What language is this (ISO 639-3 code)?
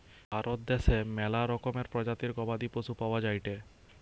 ben